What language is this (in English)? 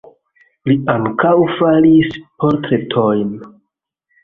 Esperanto